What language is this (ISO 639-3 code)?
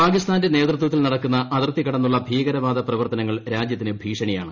mal